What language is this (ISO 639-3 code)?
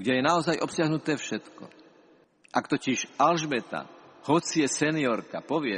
slk